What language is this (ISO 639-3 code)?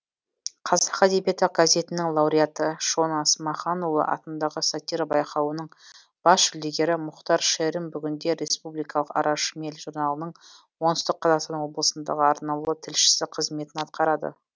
kaz